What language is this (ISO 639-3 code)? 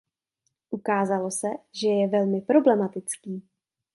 ces